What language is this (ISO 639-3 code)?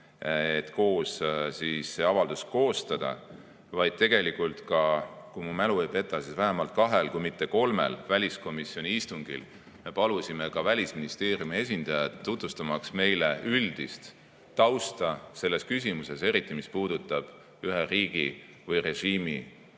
est